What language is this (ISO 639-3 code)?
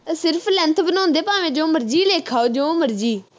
pan